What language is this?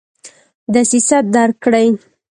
Pashto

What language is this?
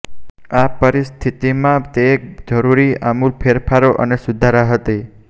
Gujarati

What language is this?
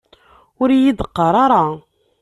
Kabyle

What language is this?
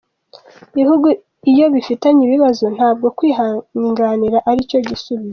Kinyarwanda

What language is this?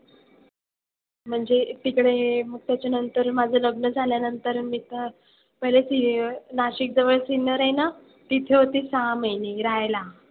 Marathi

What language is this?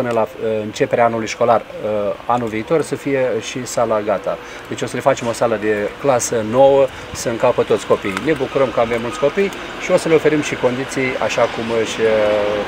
Romanian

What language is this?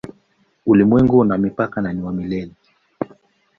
Swahili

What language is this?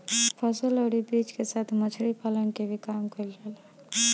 Bhojpuri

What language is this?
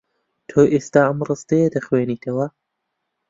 Central Kurdish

